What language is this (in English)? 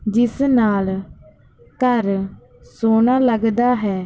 Punjabi